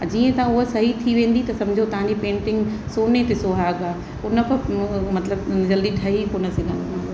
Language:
Sindhi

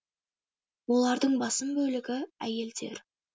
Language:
Kazakh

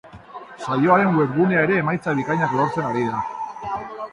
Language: Basque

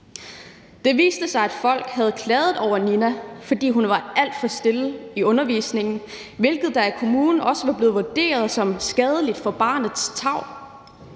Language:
Danish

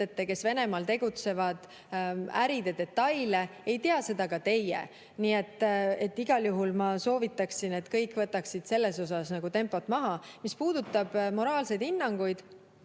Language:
Estonian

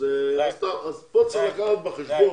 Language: Hebrew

